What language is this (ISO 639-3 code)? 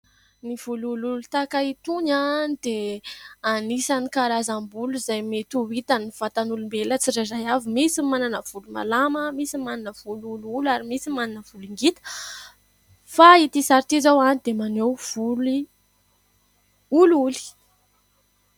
mlg